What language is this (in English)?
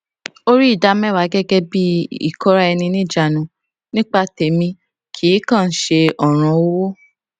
Yoruba